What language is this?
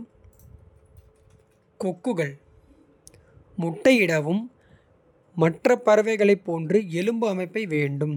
Kota (India)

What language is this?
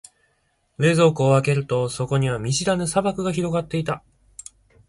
Japanese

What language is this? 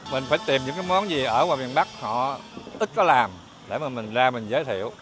Vietnamese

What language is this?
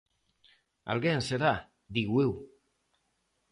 Galician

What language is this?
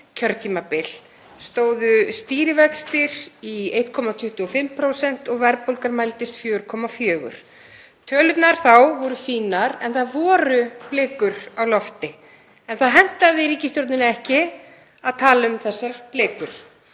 Icelandic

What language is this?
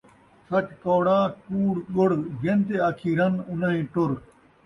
Saraiki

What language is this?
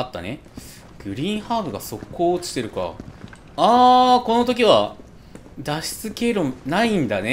Japanese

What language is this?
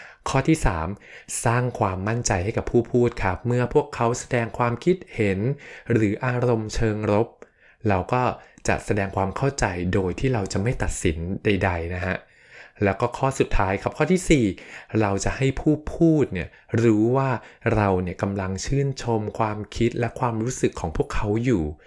Thai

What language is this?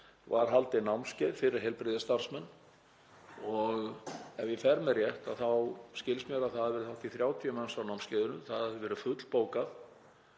Icelandic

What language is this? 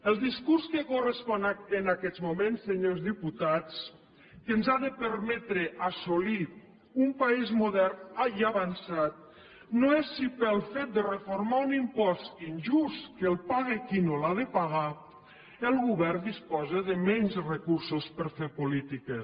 Catalan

